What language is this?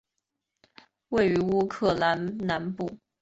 Chinese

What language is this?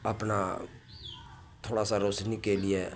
Maithili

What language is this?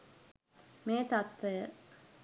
Sinhala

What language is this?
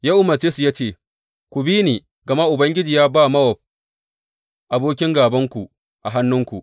Hausa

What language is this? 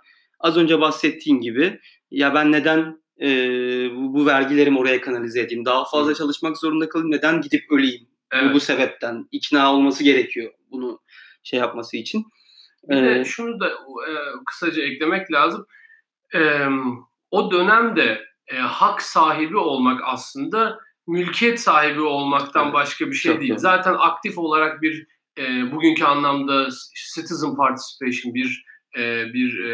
Turkish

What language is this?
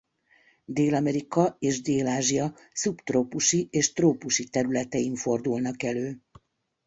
Hungarian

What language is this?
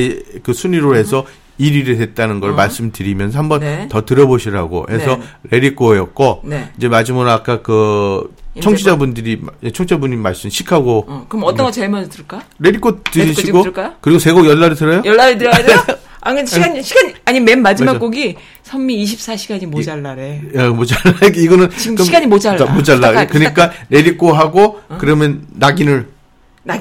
Korean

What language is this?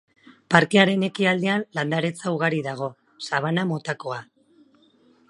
Basque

